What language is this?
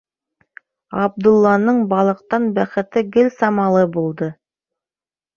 Bashkir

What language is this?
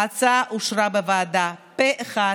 Hebrew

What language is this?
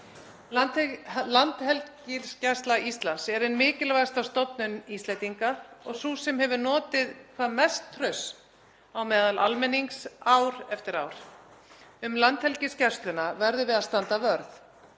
Icelandic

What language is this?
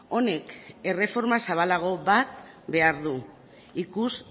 Basque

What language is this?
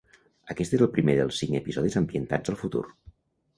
Catalan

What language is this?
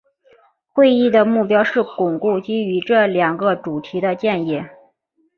Chinese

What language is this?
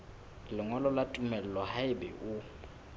Southern Sotho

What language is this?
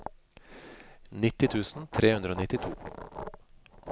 Norwegian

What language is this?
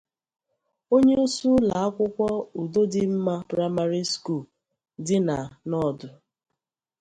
Igbo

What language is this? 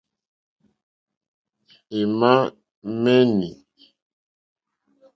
Mokpwe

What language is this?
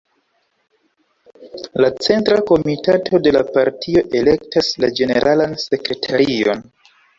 Esperanto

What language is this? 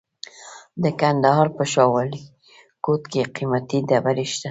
Pashto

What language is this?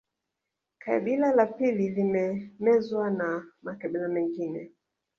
Swahili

